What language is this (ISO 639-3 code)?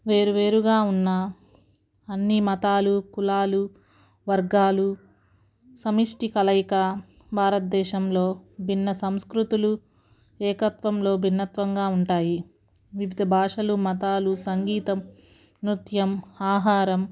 tel